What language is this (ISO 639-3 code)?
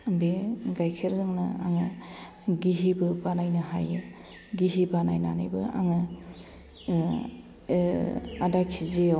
brx